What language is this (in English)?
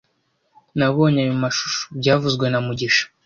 Kinyarwanda